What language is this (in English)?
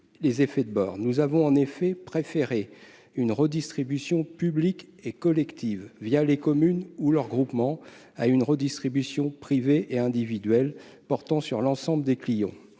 French